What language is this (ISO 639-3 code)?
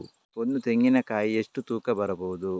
kan